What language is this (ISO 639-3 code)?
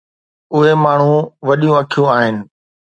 snd